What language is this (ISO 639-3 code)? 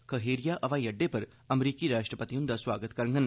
doi